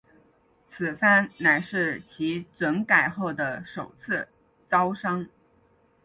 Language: Chinese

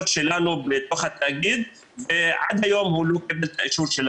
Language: Hebrew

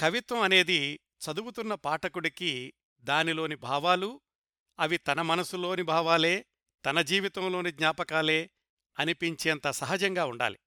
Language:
Telugu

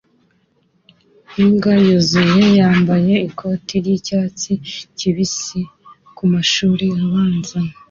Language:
Kinyarwanda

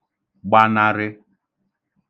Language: Igbo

